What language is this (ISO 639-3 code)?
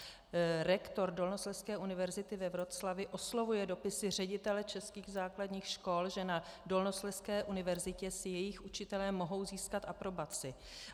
ces